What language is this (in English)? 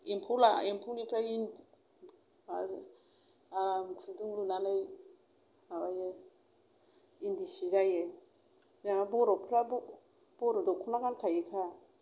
Bodo